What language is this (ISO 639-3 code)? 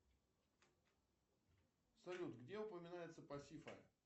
rus